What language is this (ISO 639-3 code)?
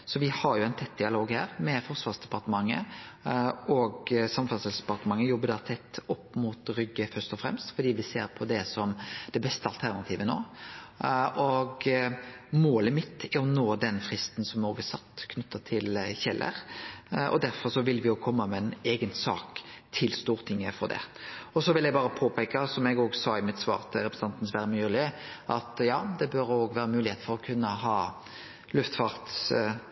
nno